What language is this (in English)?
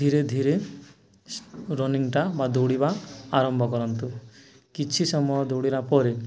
Odia